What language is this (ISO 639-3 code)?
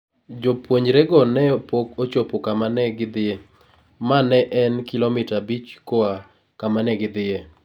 luo